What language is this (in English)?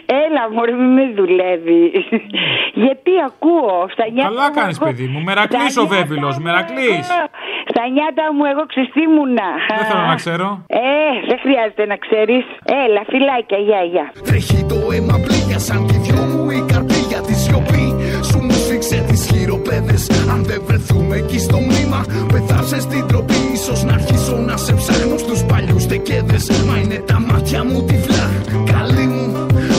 Greek